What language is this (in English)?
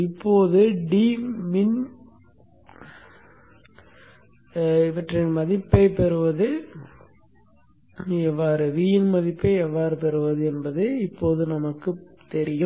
Tamil